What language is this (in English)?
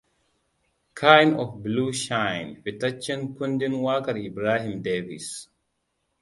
Hausa